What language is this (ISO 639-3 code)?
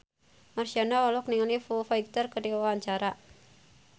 sun